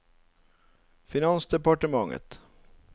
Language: Norwegian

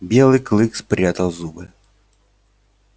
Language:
Russian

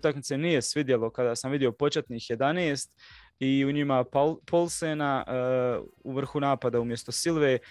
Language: Croatian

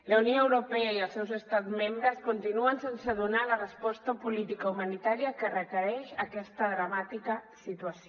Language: Catalan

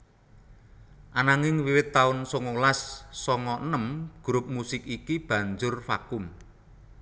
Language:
Javanese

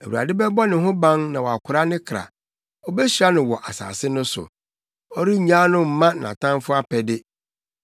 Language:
Akan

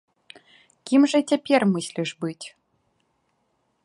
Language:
Belarusian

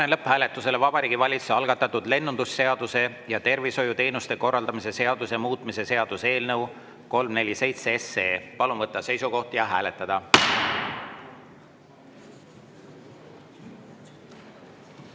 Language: Estonian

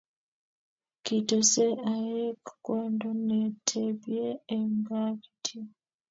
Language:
Kalenjin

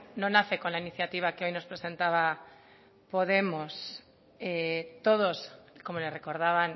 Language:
Spanish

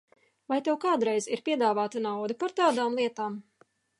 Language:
Latvian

